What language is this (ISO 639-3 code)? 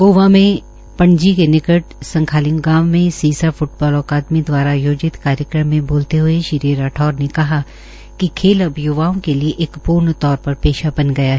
hin